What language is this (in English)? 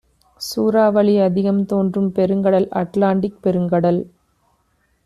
Tamil